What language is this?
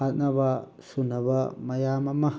Manipuri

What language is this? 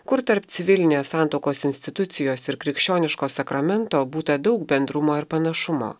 Lithuanian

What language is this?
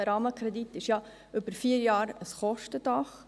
Swiss German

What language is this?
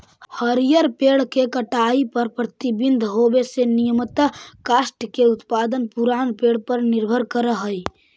Magahi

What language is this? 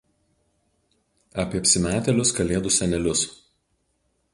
Lithuanian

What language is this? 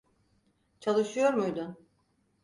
Turkish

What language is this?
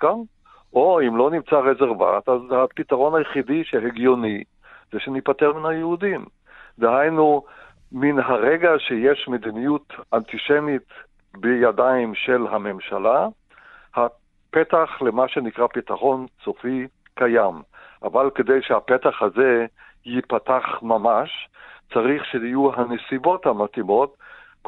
Hebrew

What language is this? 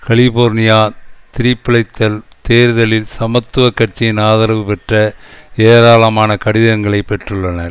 Tamil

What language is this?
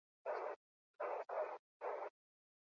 Basque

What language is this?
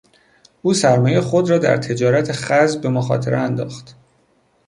Persian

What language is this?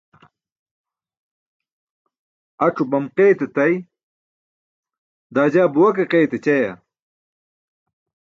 Burushaski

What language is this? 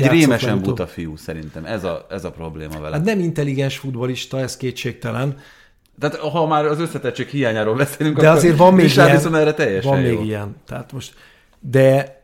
Hungarian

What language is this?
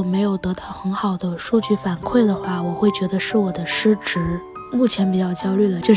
Chinese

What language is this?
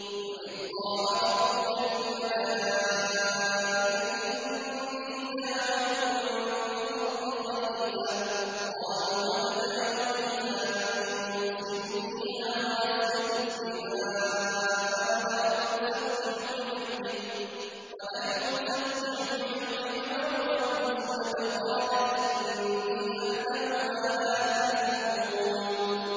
Arabic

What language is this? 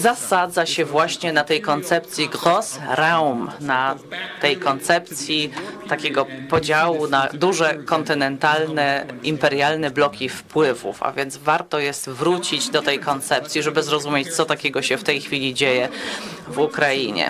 Polish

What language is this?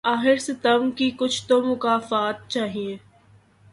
Urdu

